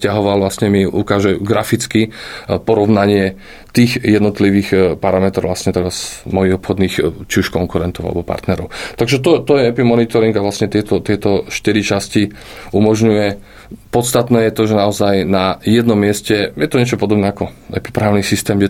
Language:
Slovak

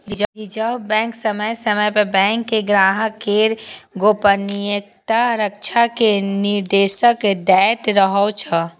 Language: Maithili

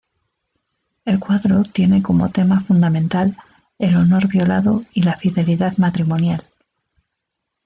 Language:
Spanish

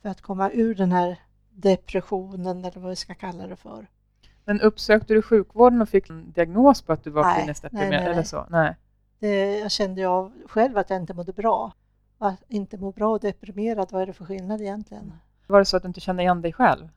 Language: Swedish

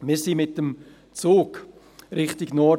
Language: Swiss German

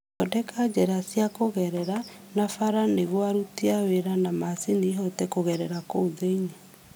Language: Kikuyu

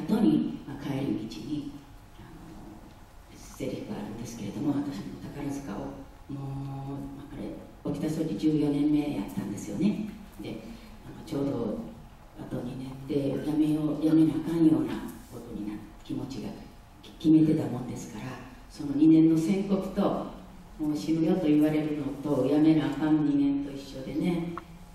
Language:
Japanese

